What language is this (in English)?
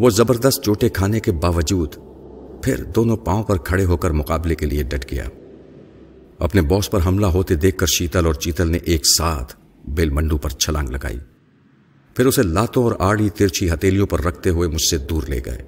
Urdu